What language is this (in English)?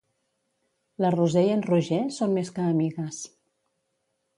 Catalan